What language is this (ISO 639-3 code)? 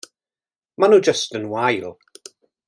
cym